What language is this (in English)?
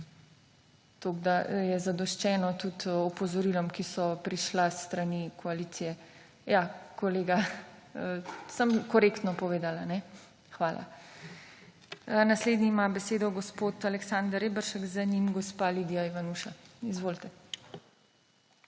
Slovenian